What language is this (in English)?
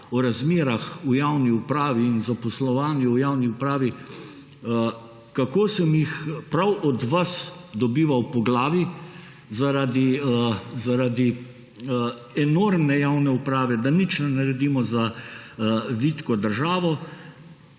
Slovenian